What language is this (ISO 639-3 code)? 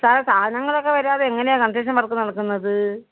mal